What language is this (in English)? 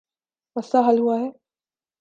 Urdu